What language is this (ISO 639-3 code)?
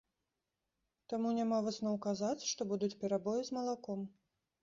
bel